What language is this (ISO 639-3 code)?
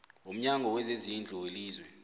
nbl